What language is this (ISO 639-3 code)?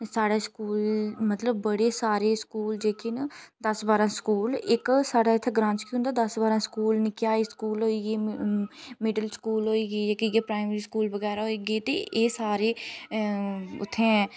doi